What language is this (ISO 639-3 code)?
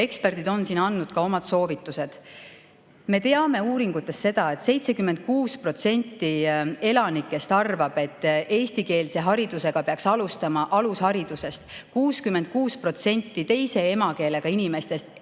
est